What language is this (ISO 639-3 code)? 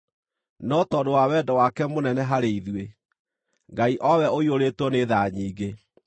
kik